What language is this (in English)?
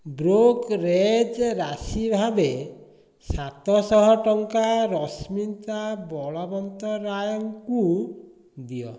Odia